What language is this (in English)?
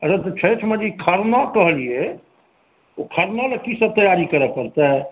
Maithili